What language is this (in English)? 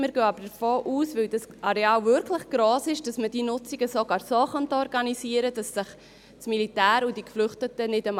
Swiss German